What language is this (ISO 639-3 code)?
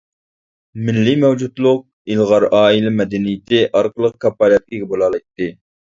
uig